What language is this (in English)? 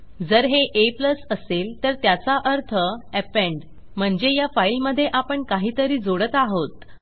Marathi